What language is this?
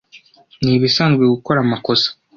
Kinyarwanda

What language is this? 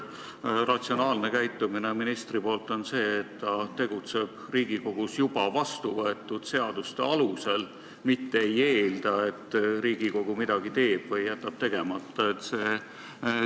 Estonian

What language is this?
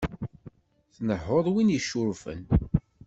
Kabyle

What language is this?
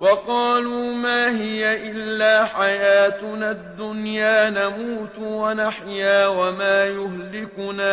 Arabic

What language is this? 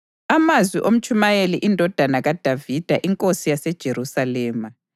North Ndebele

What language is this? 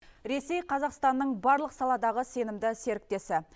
Kazakh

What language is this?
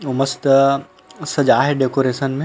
Chhattisgarhi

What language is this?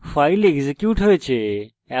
Bangla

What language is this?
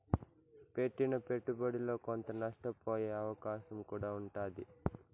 Telugu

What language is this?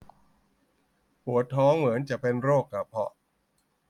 Thai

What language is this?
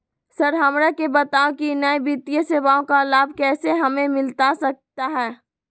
Magahi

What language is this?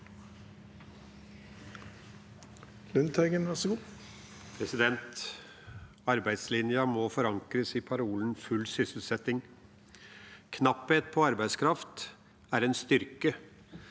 Norwegian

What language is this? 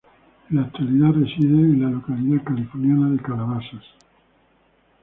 Spanish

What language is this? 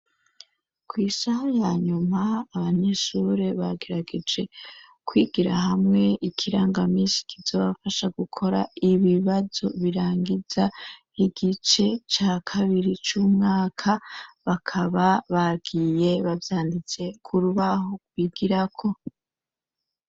Rundi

